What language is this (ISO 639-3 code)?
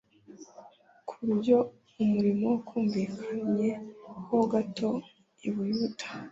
kin